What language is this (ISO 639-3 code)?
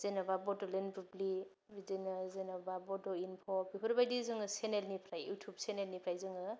brx